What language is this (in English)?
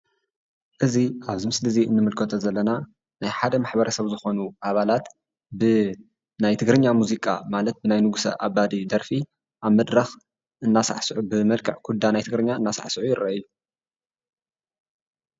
Tigrinya